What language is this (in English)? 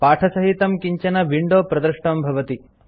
Sanskrit